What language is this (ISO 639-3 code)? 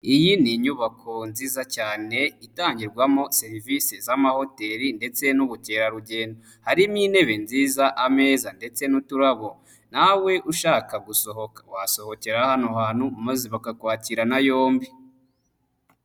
kin